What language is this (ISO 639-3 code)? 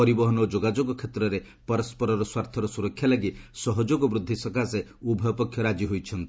ori